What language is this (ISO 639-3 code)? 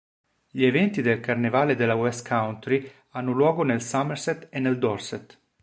ita